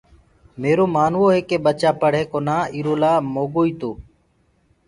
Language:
Gurgula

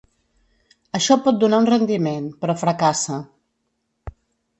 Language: Catalan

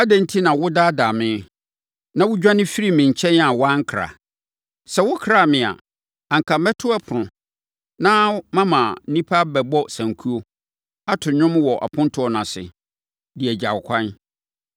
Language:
Akan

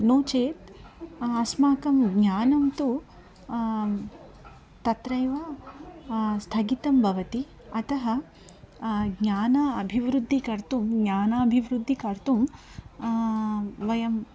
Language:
Sanskrit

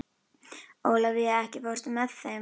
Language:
Icelandic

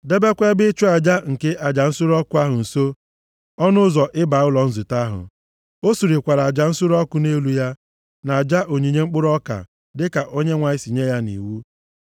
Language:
Igbo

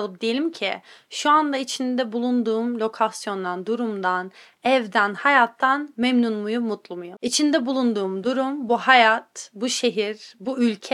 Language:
Turkish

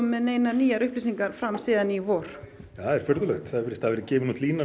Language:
Icelandic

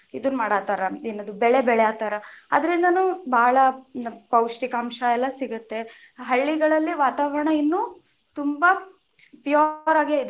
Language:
Kannada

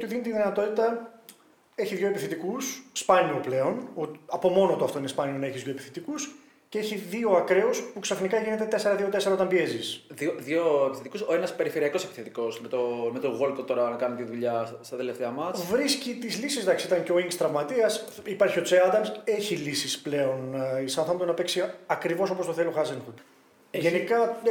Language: Greek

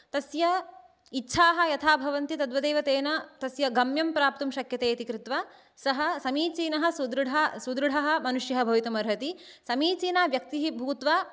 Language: Sanskrit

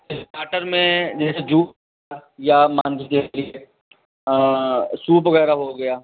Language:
Hindi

